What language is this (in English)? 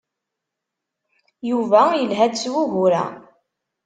Kabyle